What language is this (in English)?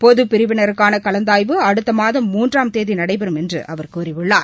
Tamil